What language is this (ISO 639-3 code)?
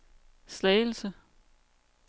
dan